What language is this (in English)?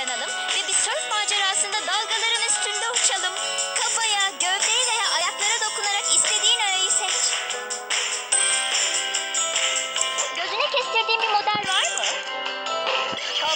Turkish